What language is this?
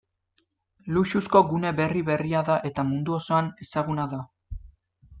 Basque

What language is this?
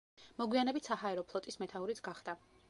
Georgian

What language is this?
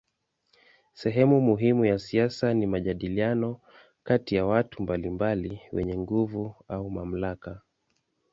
Swahili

